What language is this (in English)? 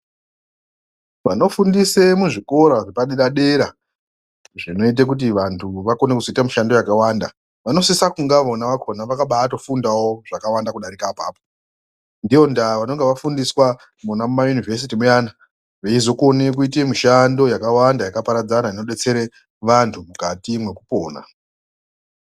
Ndau